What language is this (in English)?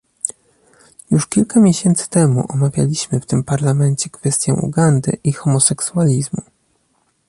Polish